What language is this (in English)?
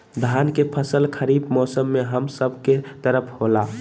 Magahi